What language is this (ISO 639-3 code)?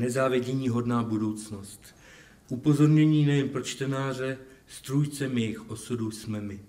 ces